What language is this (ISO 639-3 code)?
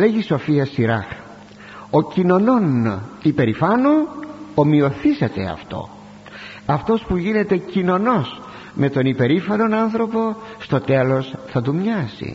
ell